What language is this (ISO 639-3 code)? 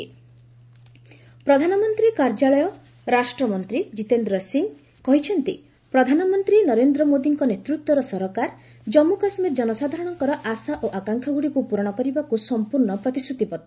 ori